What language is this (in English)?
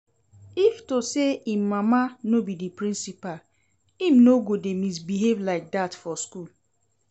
Nigerian Pidgin